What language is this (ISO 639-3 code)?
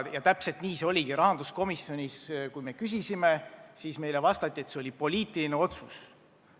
est